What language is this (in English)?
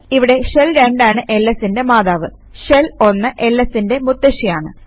Malayalam